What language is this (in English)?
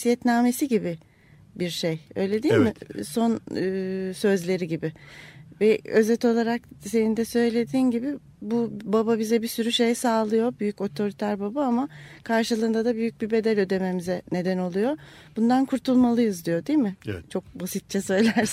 Turkish